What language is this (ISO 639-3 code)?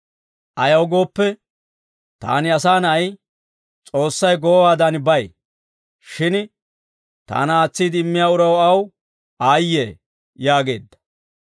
dwr